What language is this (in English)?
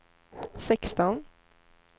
Swedish